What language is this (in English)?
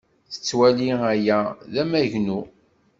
Kabyle